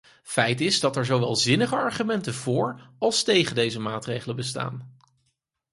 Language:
Dutch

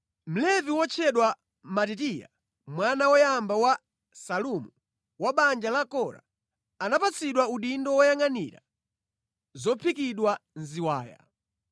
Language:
Nyanja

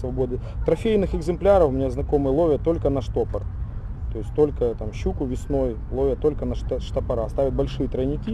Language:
Russian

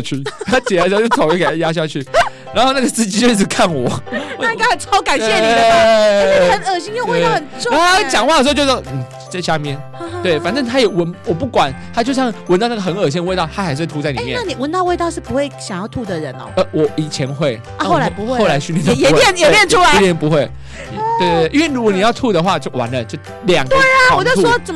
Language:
Chinese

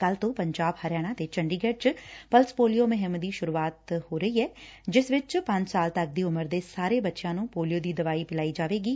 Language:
Punjabi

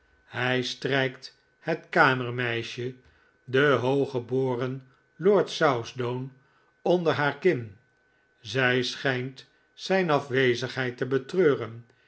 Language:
Dutch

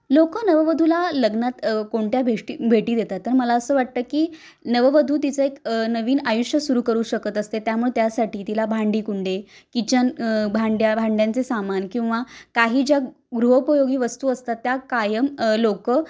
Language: Marathi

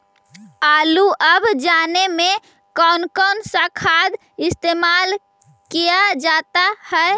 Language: Magahi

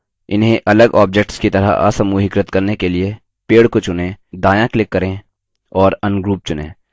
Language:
Hindi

